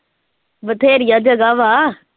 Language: Punjabi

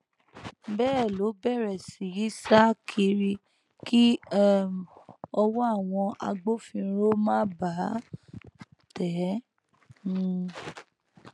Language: Yoruba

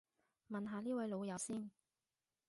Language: Cantonese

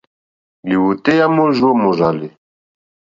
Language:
Mokpwe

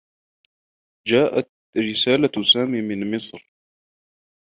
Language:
Arabic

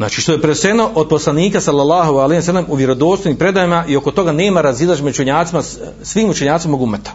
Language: Croatian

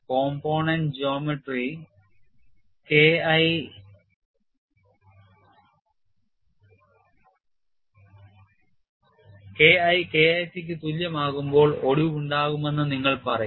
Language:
Malayalam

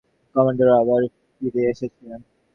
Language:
Bangla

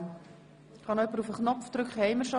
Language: Swiss German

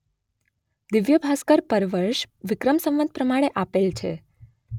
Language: Gujarati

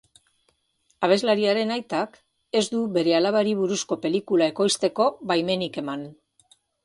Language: Basque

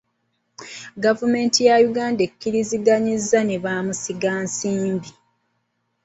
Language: Ganda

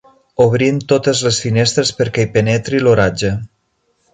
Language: Catalan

